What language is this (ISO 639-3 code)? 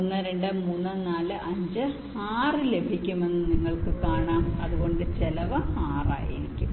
mal